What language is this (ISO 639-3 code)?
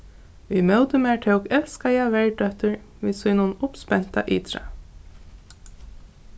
fao